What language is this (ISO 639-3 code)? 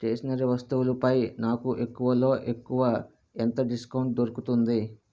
tel